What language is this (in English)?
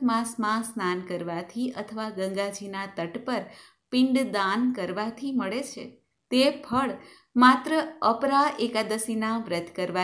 Gujarati